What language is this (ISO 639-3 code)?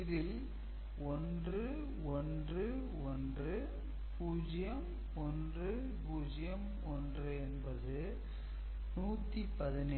tam